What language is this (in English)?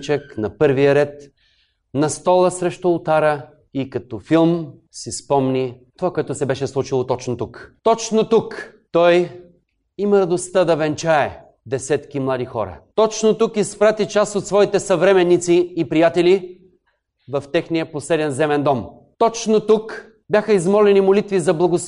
Bulgarian